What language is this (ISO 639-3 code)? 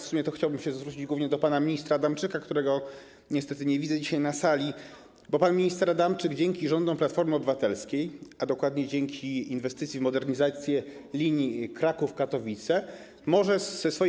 pol